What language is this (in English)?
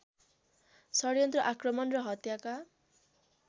Nepali